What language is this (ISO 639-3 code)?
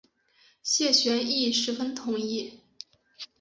zho